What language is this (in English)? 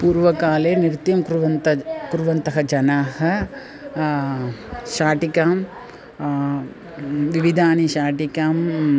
Sanskrit